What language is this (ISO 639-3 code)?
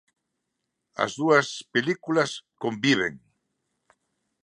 glg